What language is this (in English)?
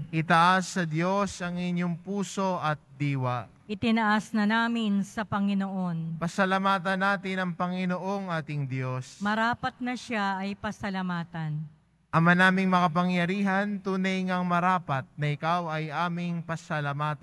Filipino